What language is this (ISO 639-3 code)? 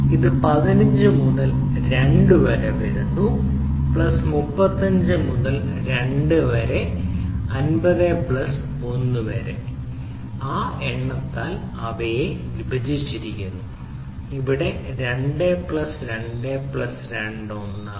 mal